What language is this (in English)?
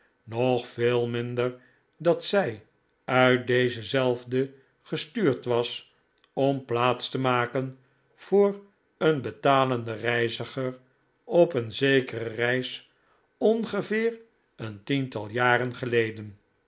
Dutch